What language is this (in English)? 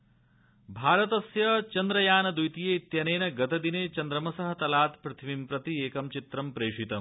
Sanskrit